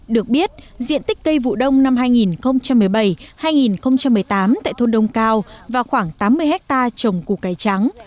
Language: Vietnamese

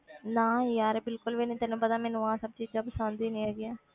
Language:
Punjabi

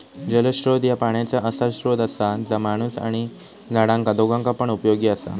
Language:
Marathi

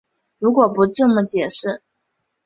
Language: Chinese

